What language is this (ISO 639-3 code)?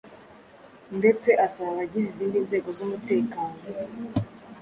kin